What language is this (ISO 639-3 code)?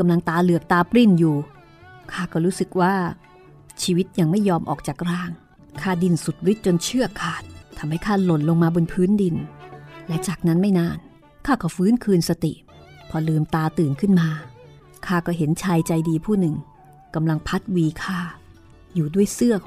tha